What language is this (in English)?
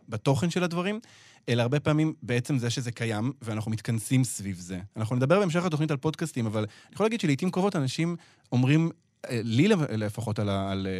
Hebrew